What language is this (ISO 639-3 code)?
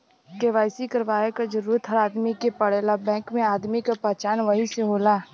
bho